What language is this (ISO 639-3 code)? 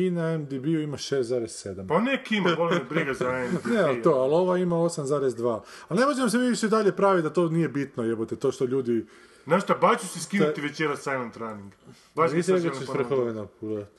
hrv